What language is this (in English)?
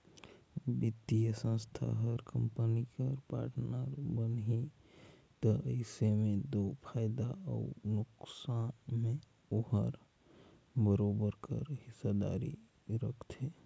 Chhattisgarhi